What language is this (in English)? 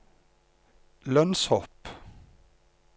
Norwegian